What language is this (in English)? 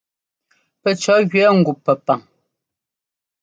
Ngomba